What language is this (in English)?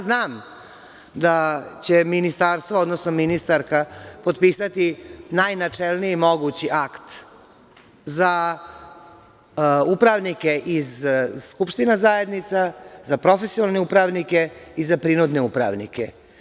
Serbian